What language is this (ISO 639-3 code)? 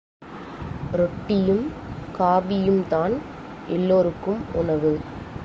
tam